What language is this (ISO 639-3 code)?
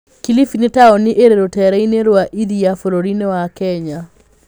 kik